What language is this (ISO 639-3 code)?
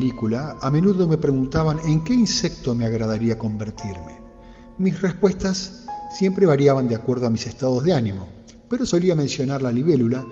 spa